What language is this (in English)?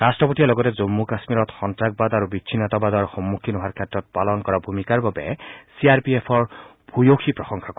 Assamese